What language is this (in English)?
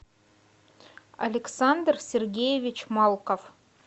Russian